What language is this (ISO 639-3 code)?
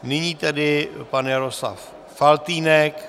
ces